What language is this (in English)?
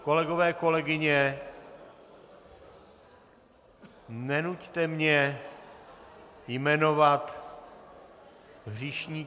Czech